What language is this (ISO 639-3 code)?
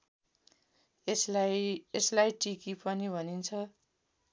nep